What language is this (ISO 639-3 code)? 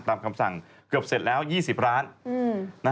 tha